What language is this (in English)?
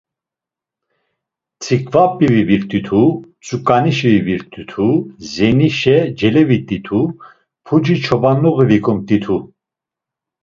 Laz